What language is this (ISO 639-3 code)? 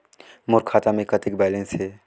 hne